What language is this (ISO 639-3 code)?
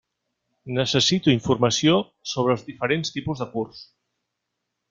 cat